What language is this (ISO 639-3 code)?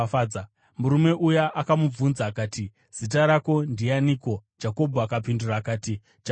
sna